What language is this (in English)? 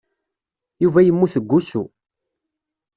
Kabyle